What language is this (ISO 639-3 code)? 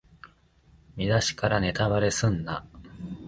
jpn